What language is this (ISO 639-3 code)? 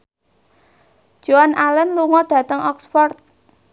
jav